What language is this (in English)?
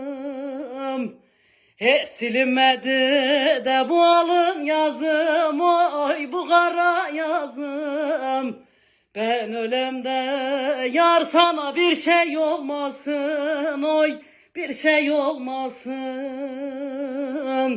Turkish